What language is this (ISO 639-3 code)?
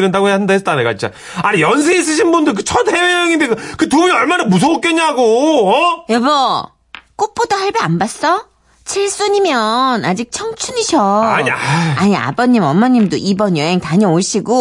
kor